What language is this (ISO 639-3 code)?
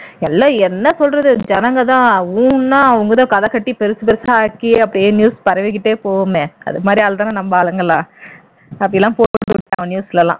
tam